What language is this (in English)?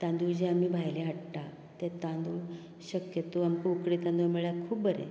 Konkani